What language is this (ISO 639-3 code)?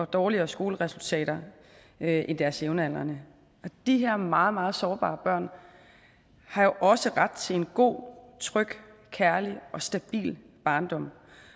dan